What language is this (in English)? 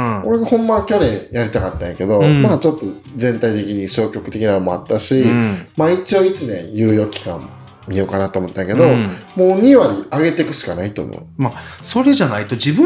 Japanese